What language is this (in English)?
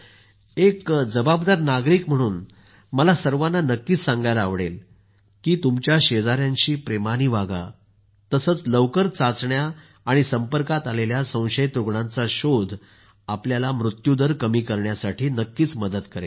Marathi